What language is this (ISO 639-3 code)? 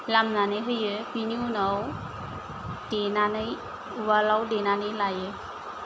brx